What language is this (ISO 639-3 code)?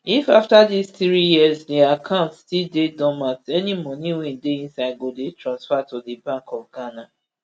pcm